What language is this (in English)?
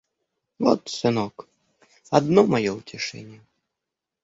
Russian